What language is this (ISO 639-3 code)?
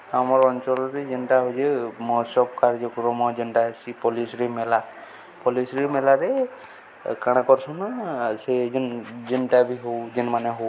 ori